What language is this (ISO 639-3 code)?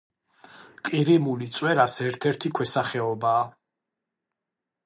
kat